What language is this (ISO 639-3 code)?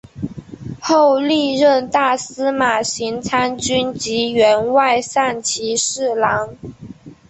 zho